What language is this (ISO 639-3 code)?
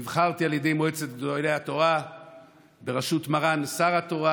heb